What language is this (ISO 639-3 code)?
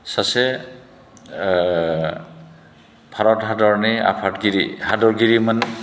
brx